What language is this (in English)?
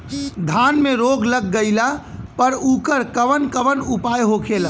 Bhojpuri